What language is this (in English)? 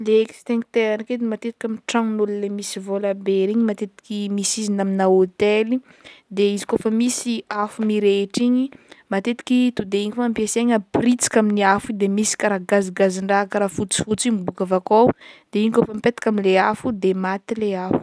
Northern Betsimisaraka Malagasy